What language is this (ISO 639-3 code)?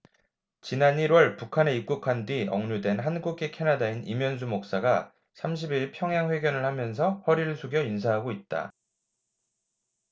kor